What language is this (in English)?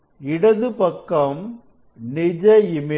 Tamil